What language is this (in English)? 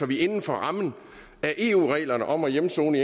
Danish